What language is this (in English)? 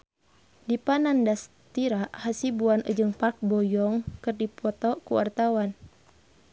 Sundanese